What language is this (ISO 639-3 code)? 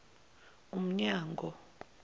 zul